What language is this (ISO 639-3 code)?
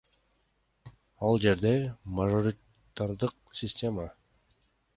kir